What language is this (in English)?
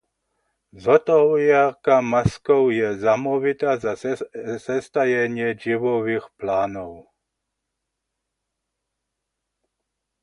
Upper Sorbian